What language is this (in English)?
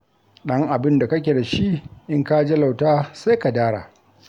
Hausa